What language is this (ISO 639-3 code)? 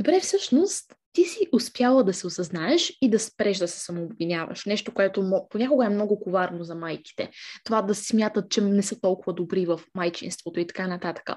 bul